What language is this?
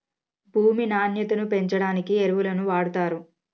Telugu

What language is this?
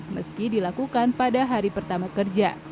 Indonesian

